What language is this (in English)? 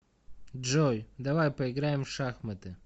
Russian